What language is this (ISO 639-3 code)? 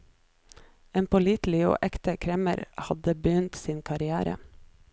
nor